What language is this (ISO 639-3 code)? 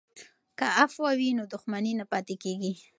pus